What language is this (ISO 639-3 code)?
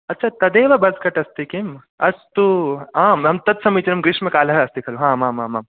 san